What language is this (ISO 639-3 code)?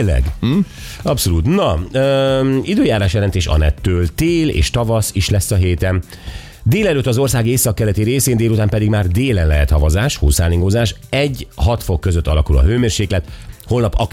hun